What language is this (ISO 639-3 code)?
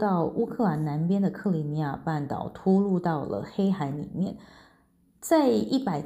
zho